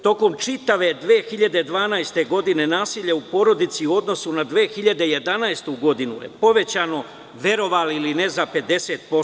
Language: Serbian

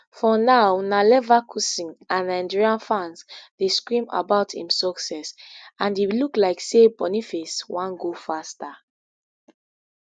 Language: Nigerian Pidgin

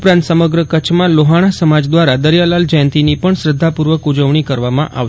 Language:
Gujarati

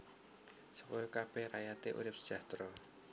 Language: Javanese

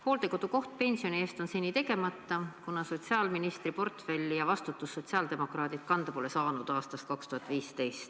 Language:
Estonian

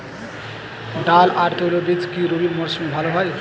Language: Bangla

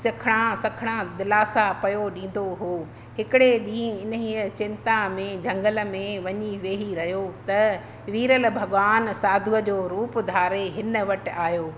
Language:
Sindhi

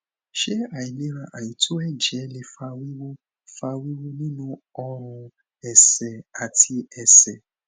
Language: Yoruba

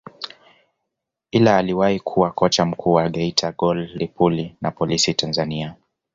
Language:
Swahili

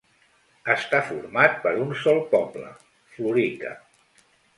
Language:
Catalan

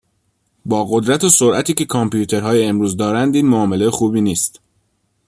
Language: Persian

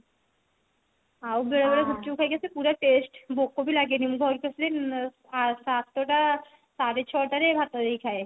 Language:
Odia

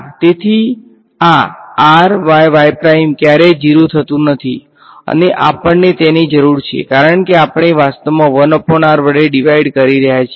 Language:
Gujarati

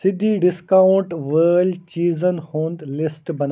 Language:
Kashmiri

